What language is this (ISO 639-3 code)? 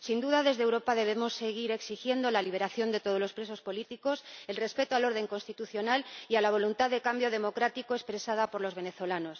spa